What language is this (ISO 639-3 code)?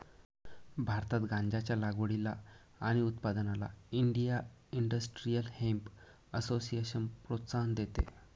mar